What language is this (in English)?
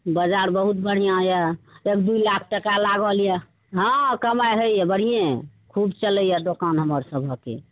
Maithili